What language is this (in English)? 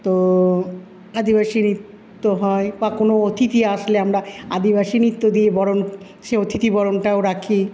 Bangla